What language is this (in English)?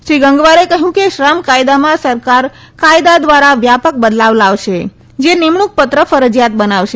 Gujarati